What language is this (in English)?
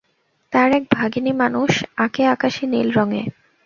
Bangla